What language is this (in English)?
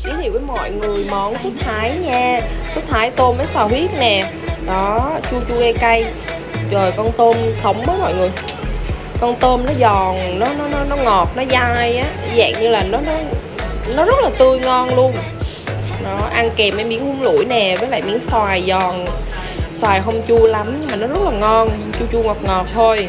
Vietnamese